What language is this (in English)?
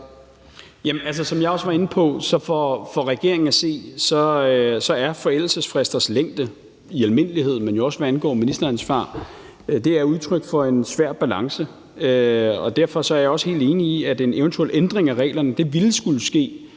Danish